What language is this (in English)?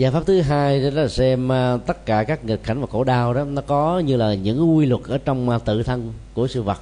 Vietnamese